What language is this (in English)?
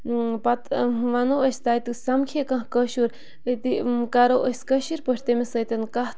Kashmiri